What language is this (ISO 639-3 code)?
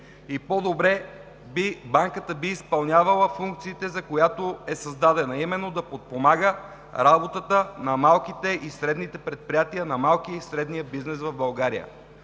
bul